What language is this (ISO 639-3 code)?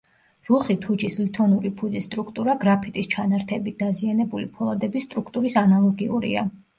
kat